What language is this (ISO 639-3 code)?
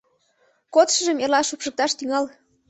chm